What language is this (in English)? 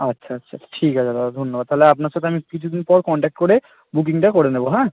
Bangla